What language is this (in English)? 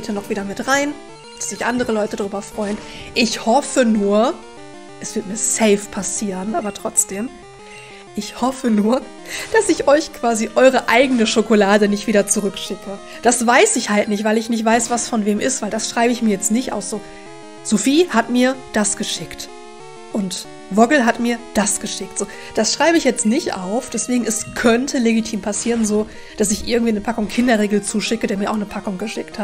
German